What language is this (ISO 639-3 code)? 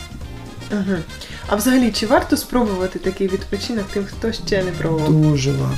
ukr